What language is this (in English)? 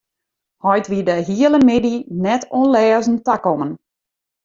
Western Frisian